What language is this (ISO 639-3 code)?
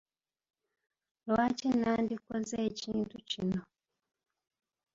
lug